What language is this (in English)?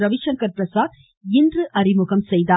Tamil